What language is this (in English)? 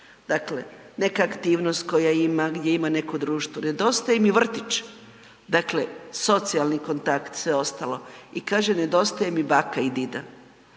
Croatian